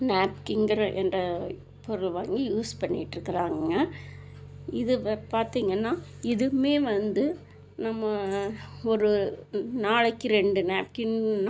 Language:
Tamil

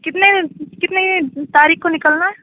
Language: Urdu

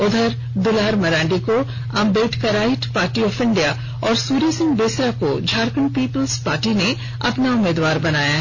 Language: Hindi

